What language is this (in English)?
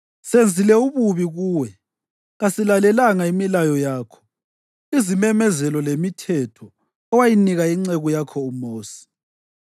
North Ndebele